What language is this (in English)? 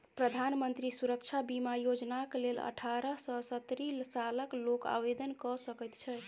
Maithili